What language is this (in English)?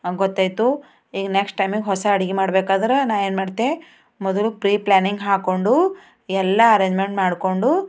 Kannada